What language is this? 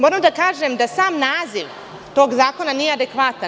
Serbian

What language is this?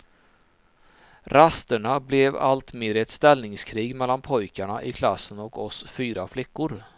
Swedish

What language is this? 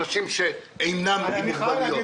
Hebrew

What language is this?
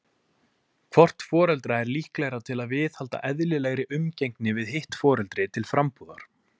Icelandic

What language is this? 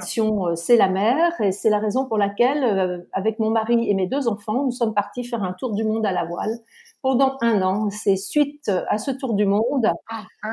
French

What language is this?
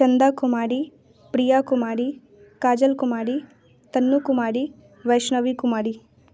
Hindi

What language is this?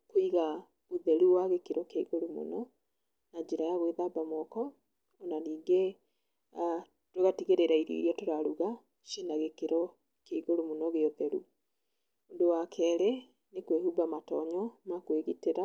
Kikuyu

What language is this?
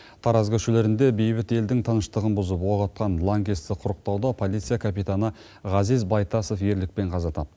Kazakh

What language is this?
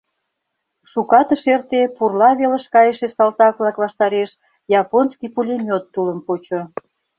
Mari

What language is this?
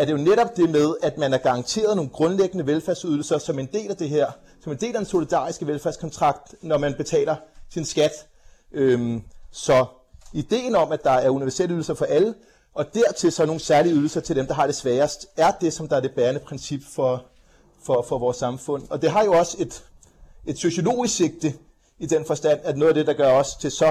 Danish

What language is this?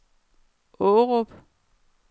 Danish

